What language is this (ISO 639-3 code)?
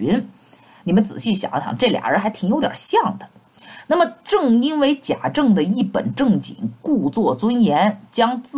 zho